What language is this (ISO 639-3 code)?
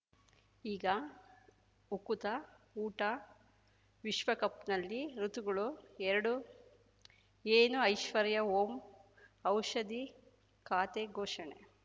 kan